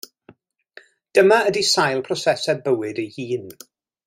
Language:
Welsh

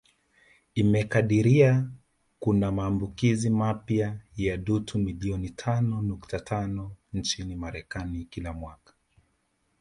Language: Swahili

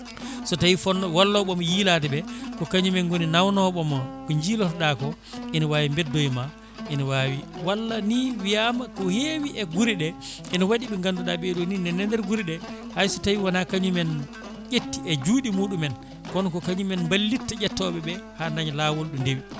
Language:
Fula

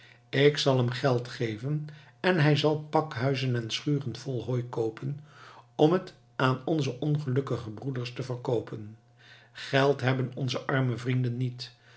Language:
Dutch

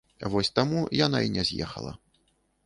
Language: Belarusian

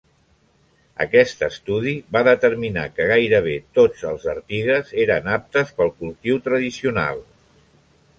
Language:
Catalan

